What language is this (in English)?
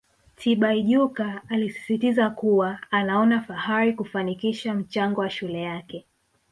Swahili